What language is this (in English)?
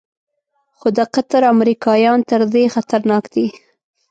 Pashto